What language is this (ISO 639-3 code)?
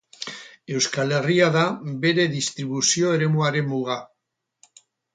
eus